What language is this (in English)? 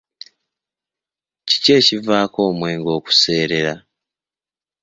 Ganda